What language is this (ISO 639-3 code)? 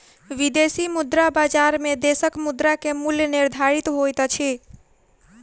mai